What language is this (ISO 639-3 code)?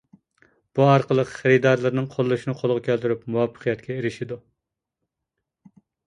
uig